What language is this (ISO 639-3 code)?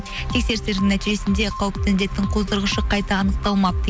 kaz